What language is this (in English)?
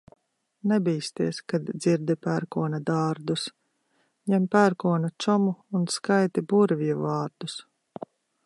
Latvian